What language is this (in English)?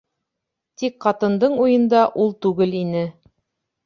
Bashkir